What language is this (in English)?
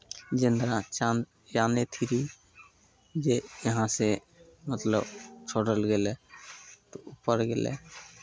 Maithili